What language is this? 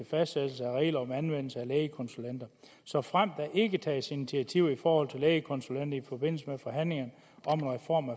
Danish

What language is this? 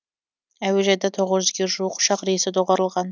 Kazakh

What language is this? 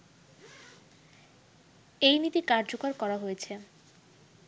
Bangla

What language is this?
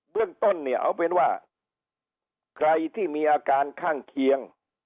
Thai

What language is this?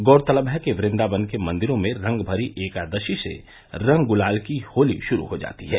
Hindi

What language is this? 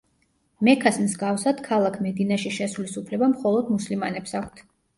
Georgian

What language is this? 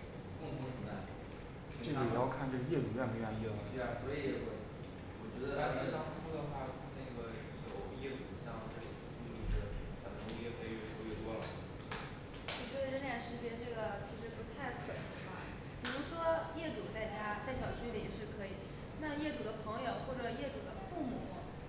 Chinese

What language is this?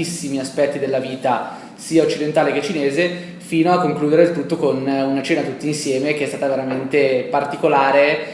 Italian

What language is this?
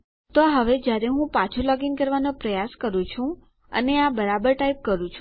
Gujarati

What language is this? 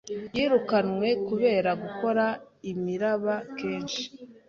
Kinyarwanda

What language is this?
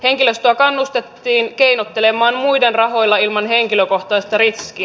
Finnish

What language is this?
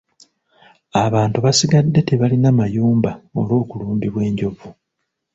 Ganda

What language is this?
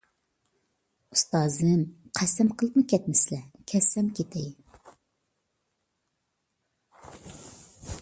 Uyghur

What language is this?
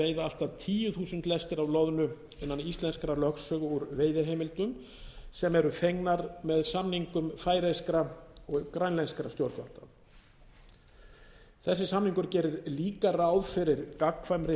Icelandic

